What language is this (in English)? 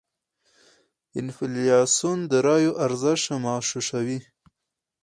Pashto